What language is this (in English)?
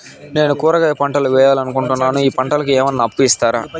Telugu